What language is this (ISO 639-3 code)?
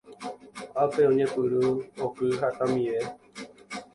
grn